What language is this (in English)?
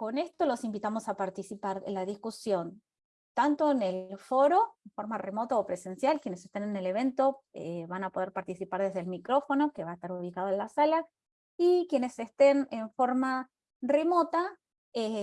Spanish